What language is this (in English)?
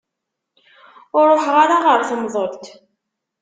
Kabyle